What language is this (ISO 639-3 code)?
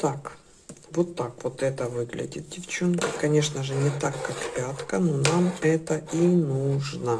rus